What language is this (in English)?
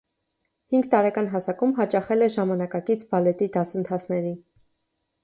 Armenian